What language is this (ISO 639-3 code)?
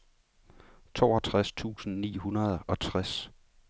dan